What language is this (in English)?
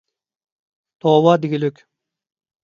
Uyghur